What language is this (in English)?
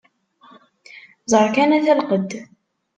Kabyle